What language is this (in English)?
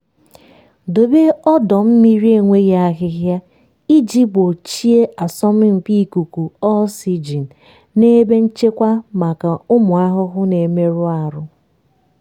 Igbo